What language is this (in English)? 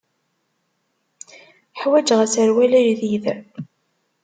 Kabyle